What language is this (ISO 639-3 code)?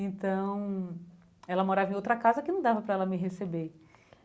por